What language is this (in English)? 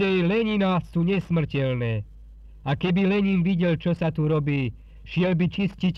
Slovak